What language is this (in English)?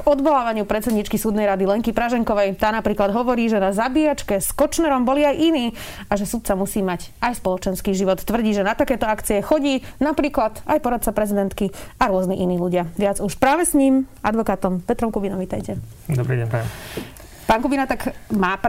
Slovak